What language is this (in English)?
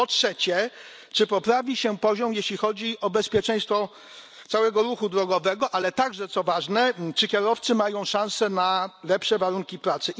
Polish